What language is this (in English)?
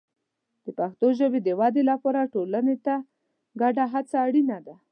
Pashto